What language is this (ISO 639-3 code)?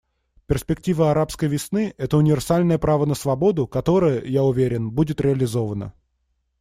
rus